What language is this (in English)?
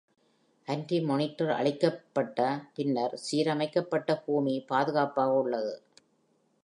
Tamil